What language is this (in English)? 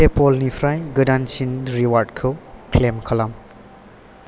Bodo